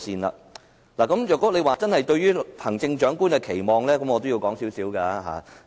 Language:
Cantonese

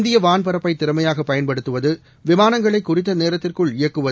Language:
Tamil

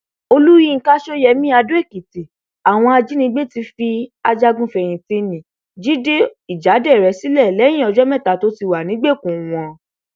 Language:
Yoruba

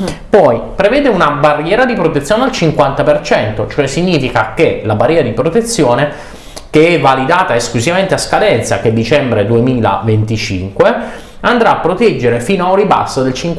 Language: Italian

